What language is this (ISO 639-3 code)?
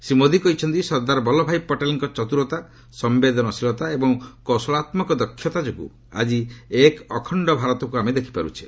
ori